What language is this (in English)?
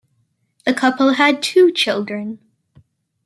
English